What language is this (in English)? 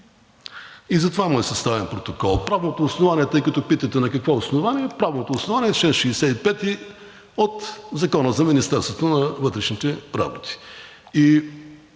Bulgarian